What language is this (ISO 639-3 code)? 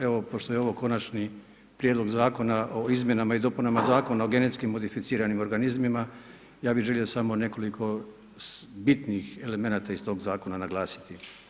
hrv